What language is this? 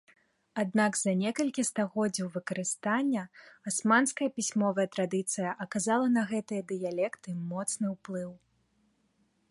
Belarusian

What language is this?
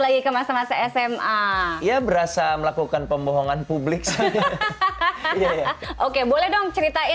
Indonesian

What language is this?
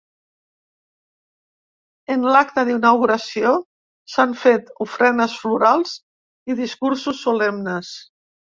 Catalan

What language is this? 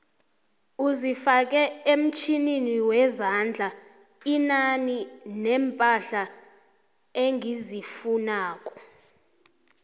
South Ndebele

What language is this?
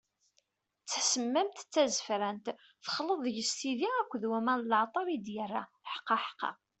Kabyle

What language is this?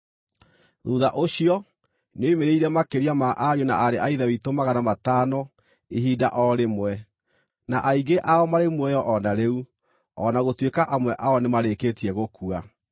Kikuyu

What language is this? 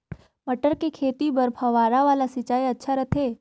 Chhattisgarhi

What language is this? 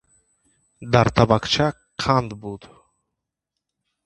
Tajik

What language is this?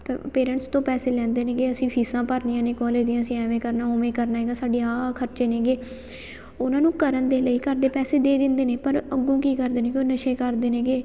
Punjabi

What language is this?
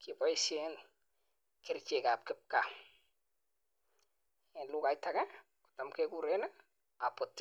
Kalenjin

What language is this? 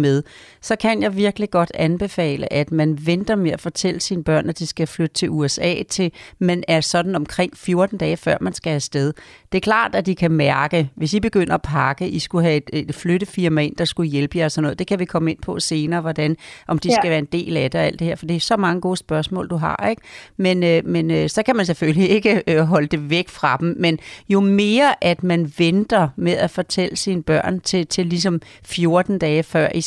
Danish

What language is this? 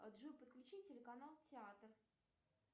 Russian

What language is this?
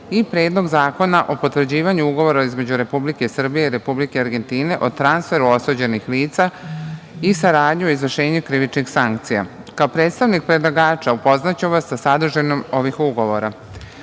Serbian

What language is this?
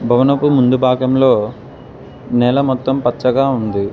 Telugu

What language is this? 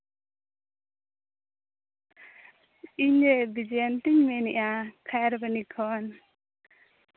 Santali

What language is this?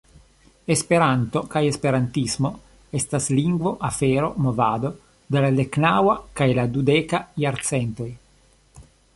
Esperanto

